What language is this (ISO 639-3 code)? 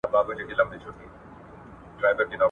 pus